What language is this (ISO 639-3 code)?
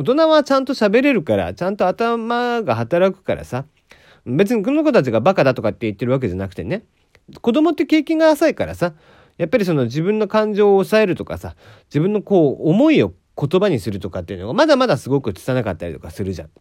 jpn